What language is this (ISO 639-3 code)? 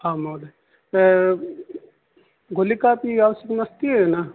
san